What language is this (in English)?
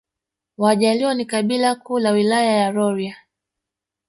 Swahili